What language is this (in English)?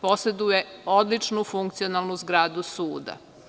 Serbian